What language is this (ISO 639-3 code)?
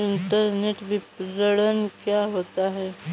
hin